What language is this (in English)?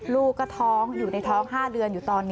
Thai